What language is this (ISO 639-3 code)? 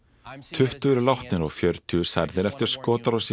isl